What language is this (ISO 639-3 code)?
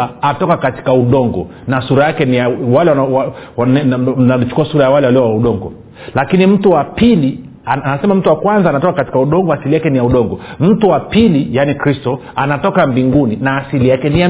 swa